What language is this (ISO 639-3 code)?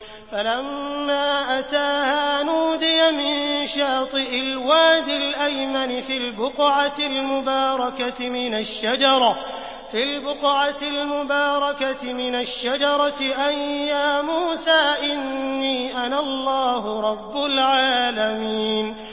ara